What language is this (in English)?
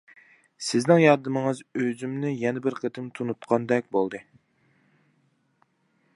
Uyghur